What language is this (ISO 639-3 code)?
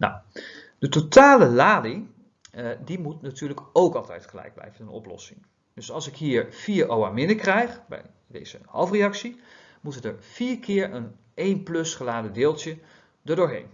nld